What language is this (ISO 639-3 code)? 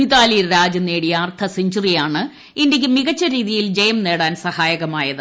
mal